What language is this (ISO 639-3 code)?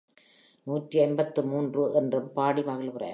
tam